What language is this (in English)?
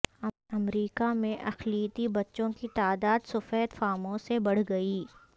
Urdu